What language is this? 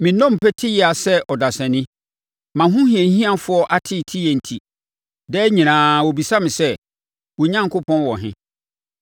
Akan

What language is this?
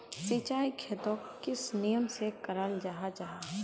Magahi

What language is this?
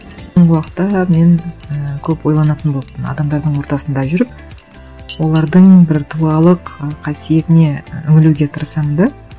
Kazakh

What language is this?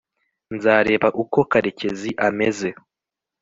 Kinyarwanda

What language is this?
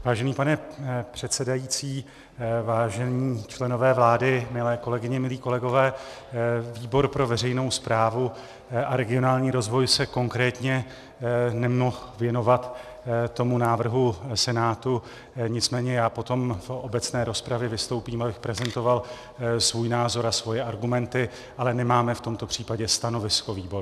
Czech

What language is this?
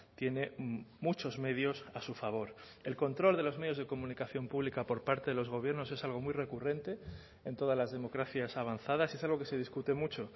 Spanish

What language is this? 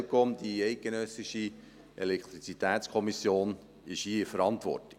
Swiss German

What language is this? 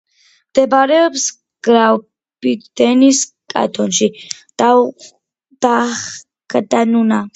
Georgian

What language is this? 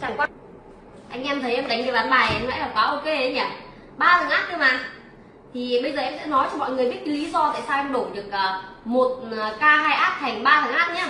Vietnamese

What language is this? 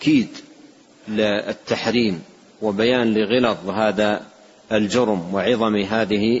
Arabic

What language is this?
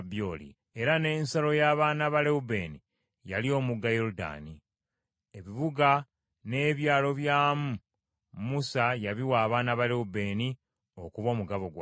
Ganda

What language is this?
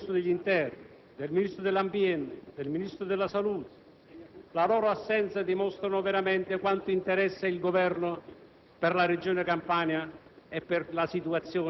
Italian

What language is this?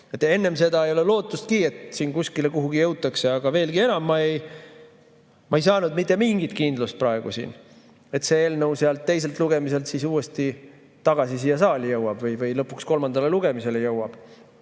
Estonian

